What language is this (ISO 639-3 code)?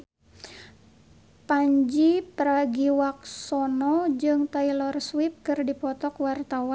sun